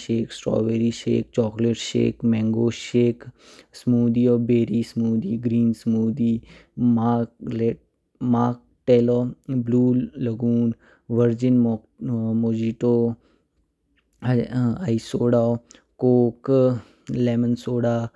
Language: Kinnauri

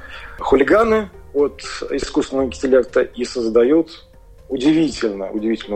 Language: Russian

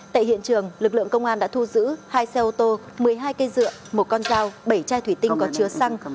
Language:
Vietnamese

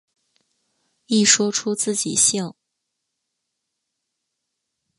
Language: Chinese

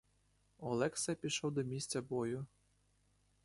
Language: Ukrainian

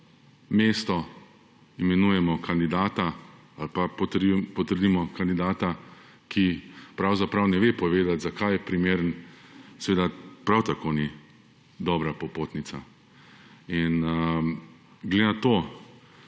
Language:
Slovenian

